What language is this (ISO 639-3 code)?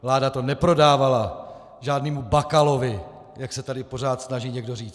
ces